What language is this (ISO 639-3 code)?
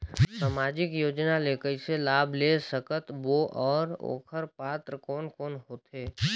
hne